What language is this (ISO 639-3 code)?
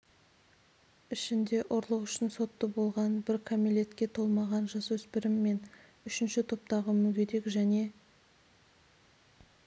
kaz